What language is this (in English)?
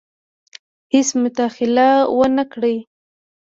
Pashto